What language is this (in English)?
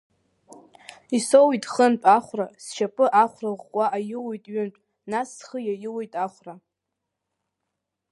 Abkhazian